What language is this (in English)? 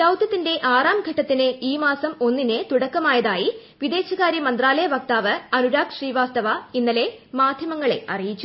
Malayalam